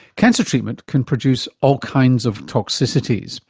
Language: English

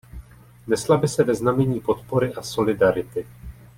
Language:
Czech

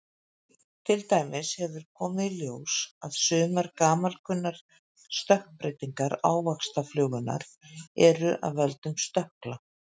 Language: Icelandic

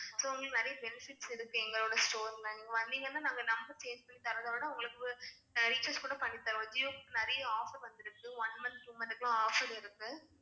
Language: Tamil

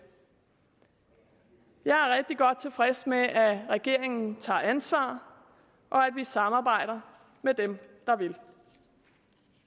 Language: Danish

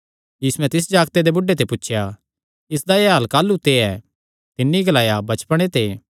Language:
Kangri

